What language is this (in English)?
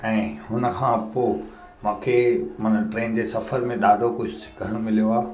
Sindhi